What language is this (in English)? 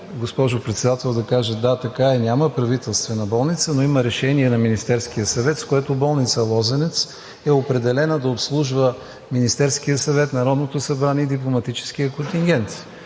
Bulgarian